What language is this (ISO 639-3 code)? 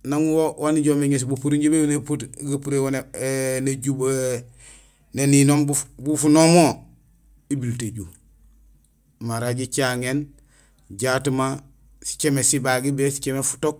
gsl